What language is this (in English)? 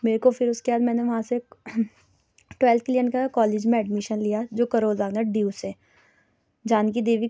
Urdu